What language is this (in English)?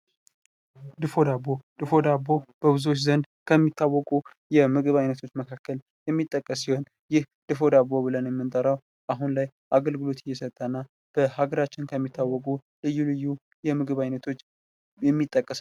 Amharic